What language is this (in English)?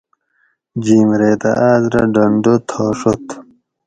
Gawri